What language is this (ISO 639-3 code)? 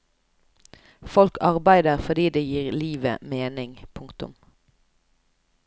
nor